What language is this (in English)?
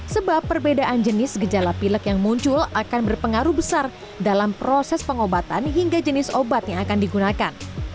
Indonesian